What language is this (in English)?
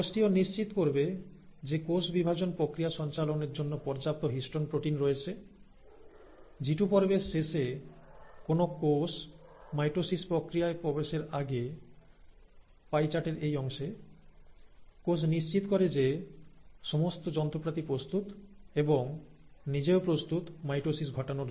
Bangla